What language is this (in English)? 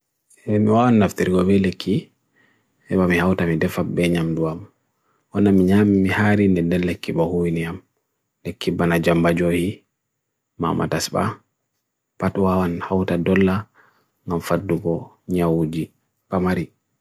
Bagirmi Fulfulde